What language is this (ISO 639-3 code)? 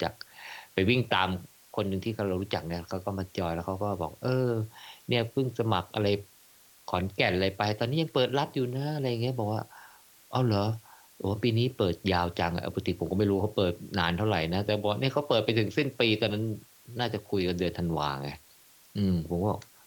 tha